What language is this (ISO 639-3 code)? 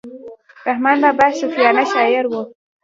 pus